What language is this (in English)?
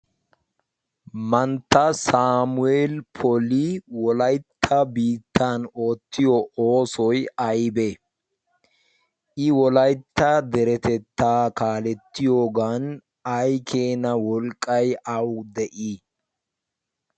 Wolaytta